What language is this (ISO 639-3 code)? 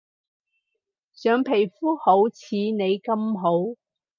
yue